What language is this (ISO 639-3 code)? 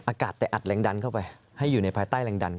tha